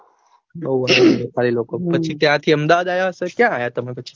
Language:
Gujarati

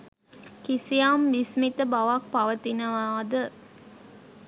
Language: Sinhala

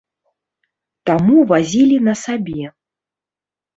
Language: Belarusian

